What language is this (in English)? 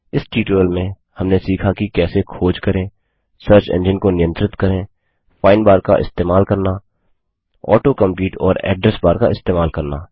Hindi